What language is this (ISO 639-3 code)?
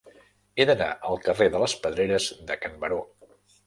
cat